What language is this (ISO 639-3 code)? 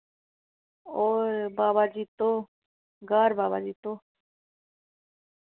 doi